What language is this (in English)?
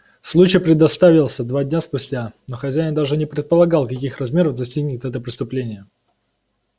Russian